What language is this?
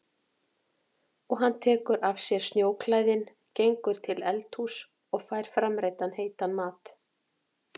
Icelandic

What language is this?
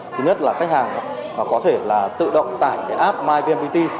Vietnamese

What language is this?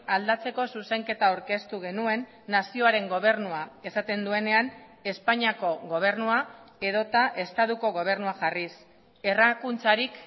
Basque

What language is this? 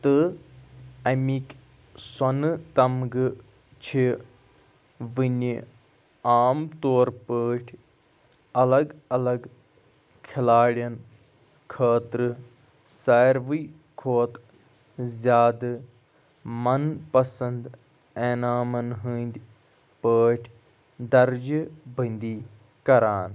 Kashmiri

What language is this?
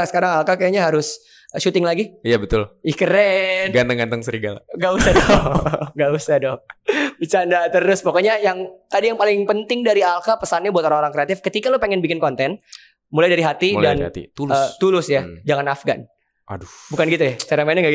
Indonesian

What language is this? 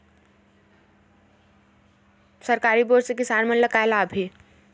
Chhattisgarhi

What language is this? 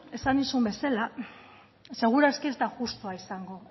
Basque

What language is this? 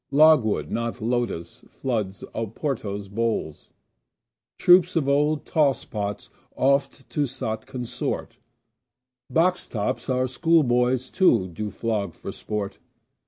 English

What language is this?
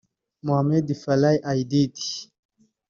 Kinyarwanda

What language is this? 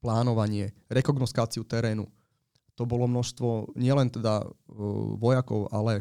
Slovak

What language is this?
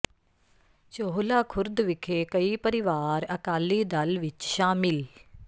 Punjabi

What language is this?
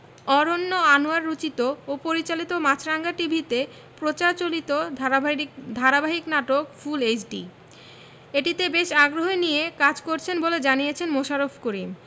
Bangla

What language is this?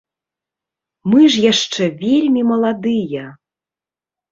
Belarusian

